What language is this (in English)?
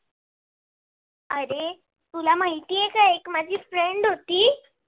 Marathi